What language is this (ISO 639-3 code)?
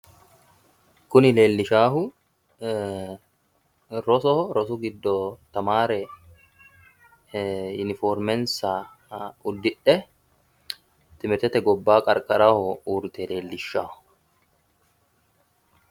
sid